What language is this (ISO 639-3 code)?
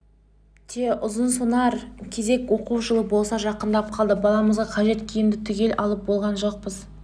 kaz